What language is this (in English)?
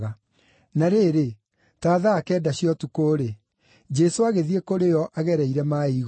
Kikuyu